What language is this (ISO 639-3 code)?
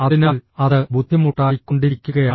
mal